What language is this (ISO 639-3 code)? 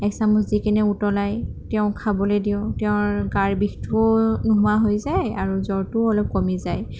asm